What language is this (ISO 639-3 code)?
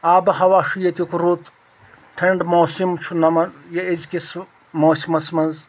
kas